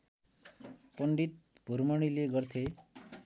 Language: Nepali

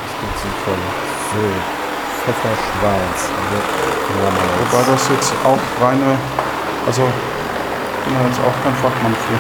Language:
German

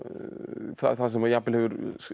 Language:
Icelandic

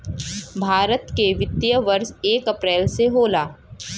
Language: Bhojpuri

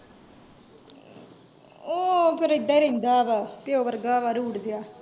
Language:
Punjabi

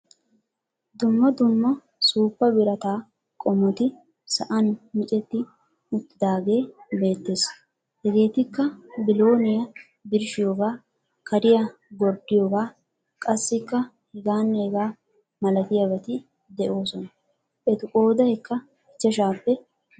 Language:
Wolaytta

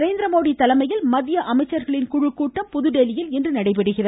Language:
Tamil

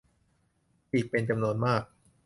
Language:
Thai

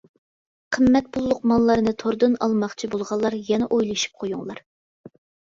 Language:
Uyghur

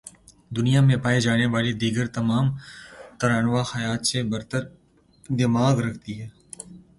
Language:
Urdu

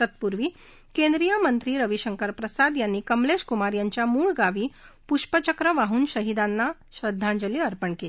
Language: Marathi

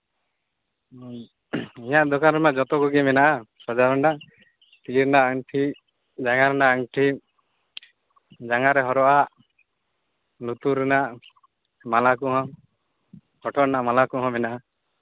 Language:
Santali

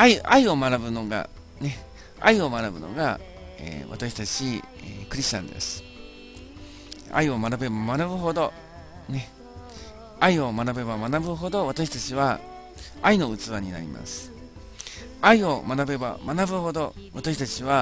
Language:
Japanese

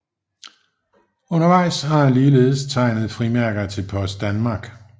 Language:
Danish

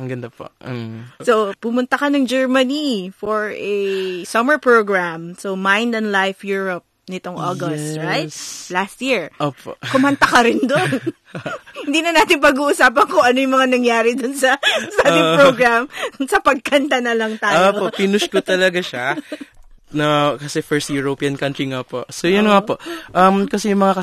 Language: Filipino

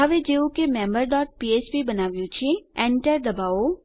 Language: Gujarati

